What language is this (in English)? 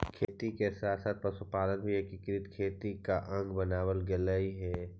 Magahi